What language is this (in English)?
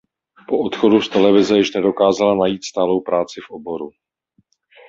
Czech